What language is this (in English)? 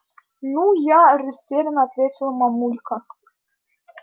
Russian